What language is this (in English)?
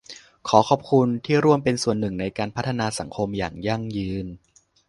Thai